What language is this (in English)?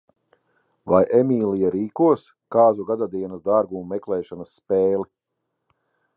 Latvian